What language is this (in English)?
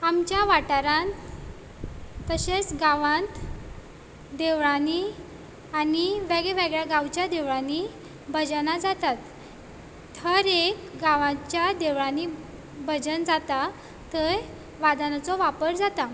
Konkani